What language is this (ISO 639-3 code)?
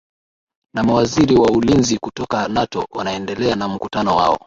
swa